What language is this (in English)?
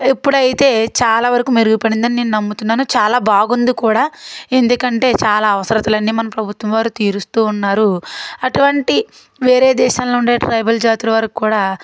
Telugu